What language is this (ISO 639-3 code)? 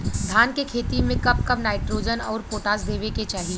bho